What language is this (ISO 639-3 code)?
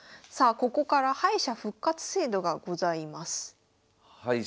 jpn